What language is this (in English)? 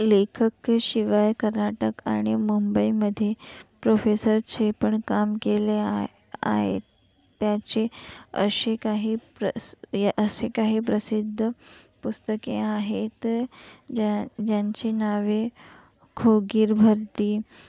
Marathi